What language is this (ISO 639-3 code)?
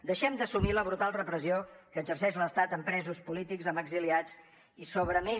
cat